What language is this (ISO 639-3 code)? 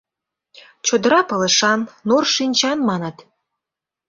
chm